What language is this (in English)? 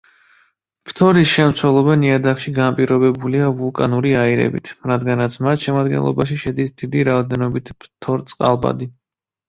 Georgian